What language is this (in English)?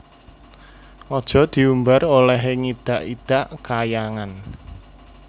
Javanese